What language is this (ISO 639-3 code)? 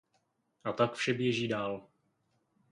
ces